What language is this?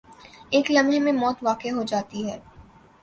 Urdu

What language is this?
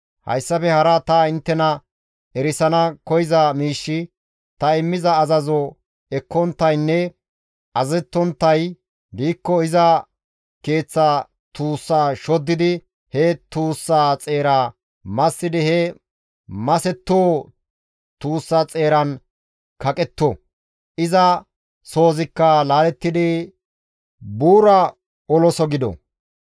Gamo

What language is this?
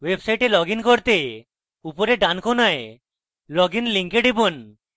Bangla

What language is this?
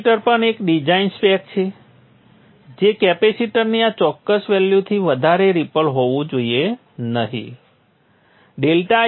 Gujarati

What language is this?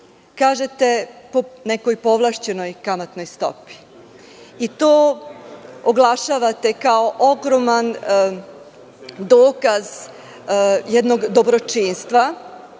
Serbian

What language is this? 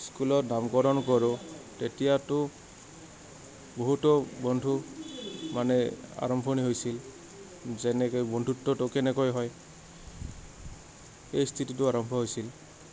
Assamese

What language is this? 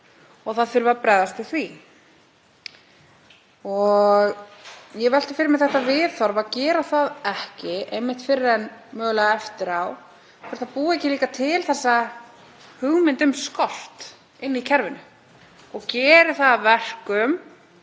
Icelandic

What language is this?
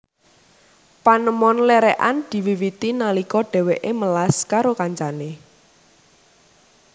Javanese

